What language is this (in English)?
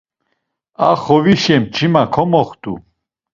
Laz